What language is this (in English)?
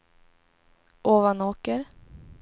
Swedish